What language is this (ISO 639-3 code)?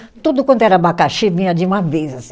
por